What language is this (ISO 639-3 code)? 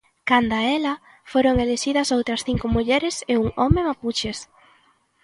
glg